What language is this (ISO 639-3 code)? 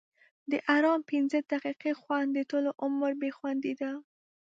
pus